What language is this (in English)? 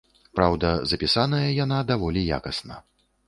Belarusian